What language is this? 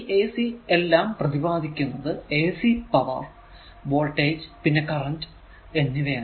Malayalam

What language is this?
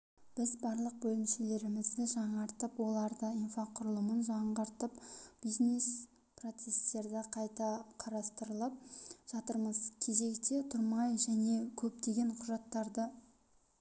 Kazakh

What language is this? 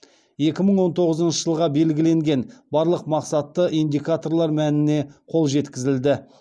Kazakh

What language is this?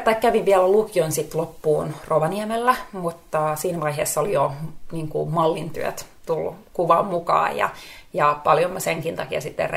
Finnish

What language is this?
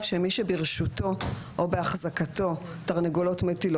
Hebrew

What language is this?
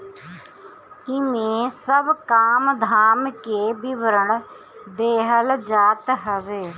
Bhojpuri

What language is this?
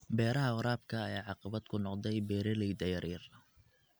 Somali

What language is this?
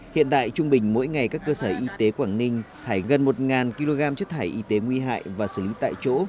Vietnamese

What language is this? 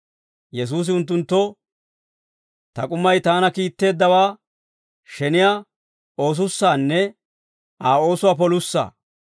Dawro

